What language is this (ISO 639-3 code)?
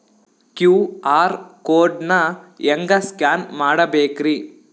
kan